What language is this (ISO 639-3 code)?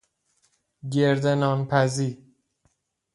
fas